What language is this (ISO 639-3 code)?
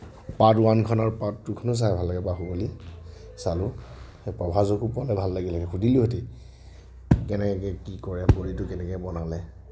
asm